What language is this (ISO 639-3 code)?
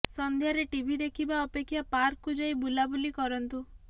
ori